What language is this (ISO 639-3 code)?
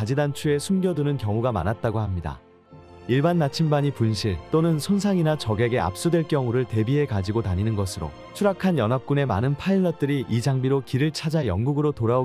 kor